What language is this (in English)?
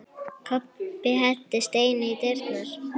Icelandic